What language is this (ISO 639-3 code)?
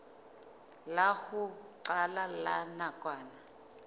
sot